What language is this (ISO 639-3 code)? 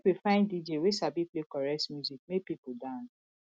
pcm